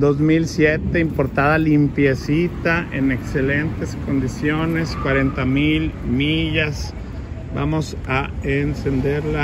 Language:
Spanish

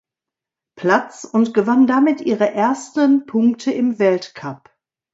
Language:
German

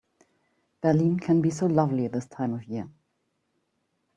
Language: English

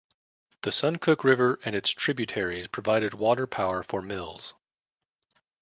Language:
English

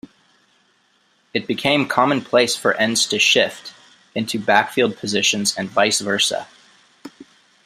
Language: English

